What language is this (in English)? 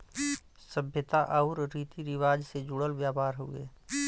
Bhojpuri